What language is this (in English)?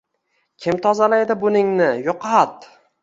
Uzbek